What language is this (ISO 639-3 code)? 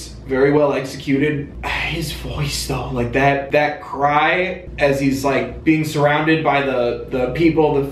eng